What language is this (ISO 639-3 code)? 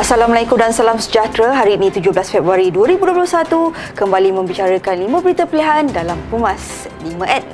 msa